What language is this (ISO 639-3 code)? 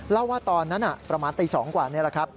tha